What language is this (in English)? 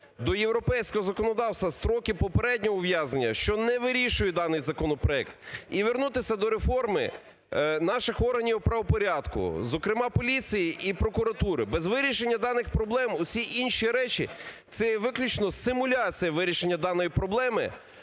Ukrainian